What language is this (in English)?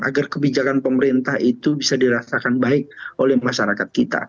Indonesian